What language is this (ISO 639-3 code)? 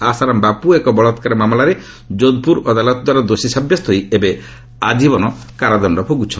ori